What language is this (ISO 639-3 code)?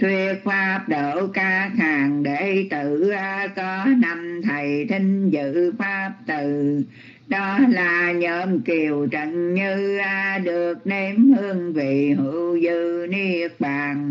vie